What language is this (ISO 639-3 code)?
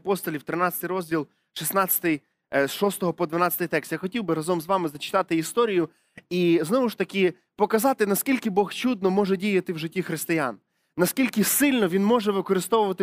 ukr